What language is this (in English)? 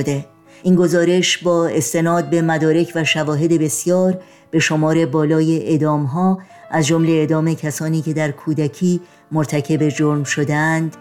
Persian